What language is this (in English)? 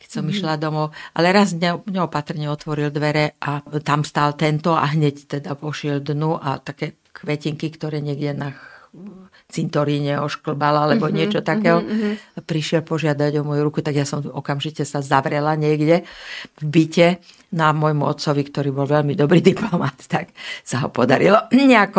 Slovak